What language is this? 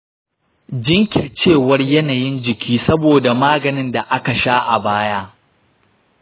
Hausa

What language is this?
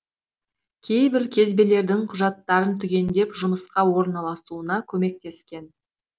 Kazakh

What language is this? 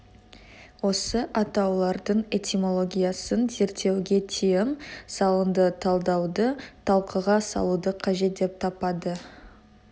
Kazakh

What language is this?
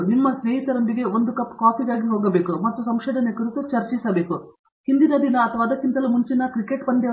Kannada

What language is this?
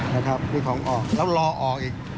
Thai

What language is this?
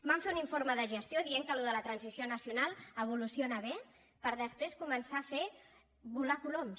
Catalan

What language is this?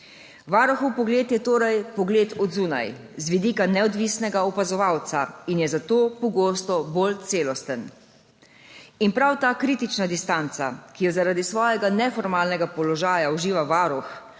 Slovenian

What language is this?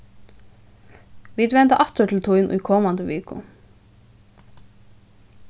Faroese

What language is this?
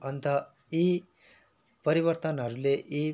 Nepali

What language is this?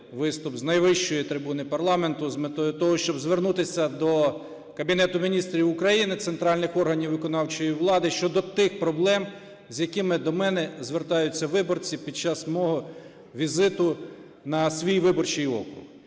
Ukrainian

